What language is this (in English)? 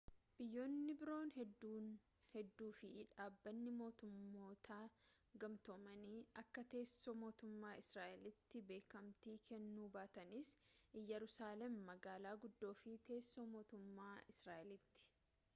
Oromo